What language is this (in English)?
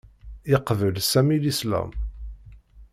Kabyle